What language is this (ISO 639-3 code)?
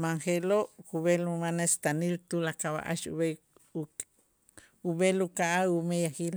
itz